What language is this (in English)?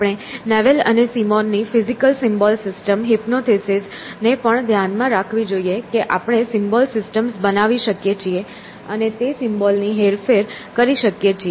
Gujarati